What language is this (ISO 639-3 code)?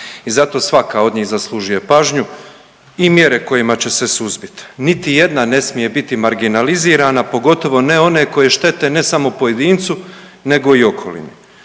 hrv